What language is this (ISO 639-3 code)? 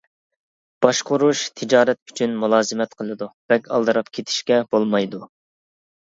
uig